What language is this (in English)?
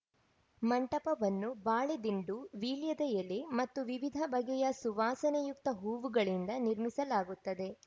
Kannada